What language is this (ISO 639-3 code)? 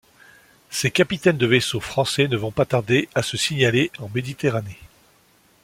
fra